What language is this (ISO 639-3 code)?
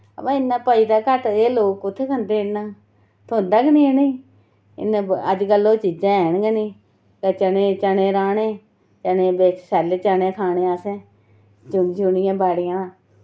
doi